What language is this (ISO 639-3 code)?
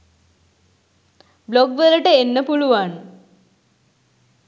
sin